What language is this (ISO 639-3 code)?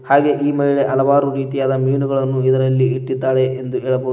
kan